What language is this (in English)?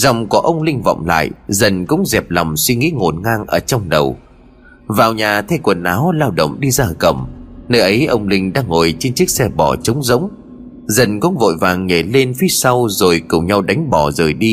Vietnamese